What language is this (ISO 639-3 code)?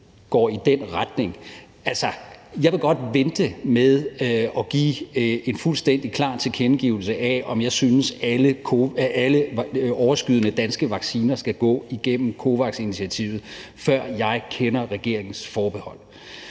dan